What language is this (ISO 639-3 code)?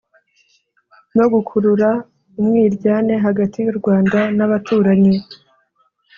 kin